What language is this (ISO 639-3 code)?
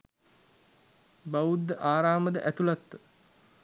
sin